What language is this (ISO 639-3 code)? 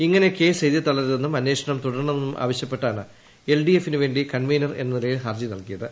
mal